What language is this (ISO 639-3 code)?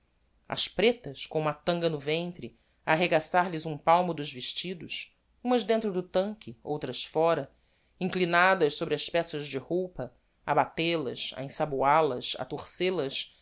por